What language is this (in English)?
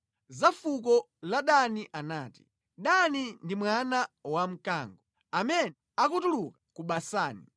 Nyanja